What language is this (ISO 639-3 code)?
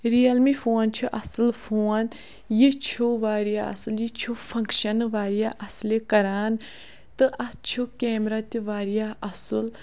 kas